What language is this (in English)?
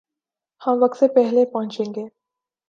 Urdu